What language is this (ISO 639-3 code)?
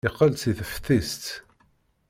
kab